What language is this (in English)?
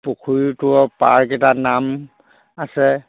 Assamese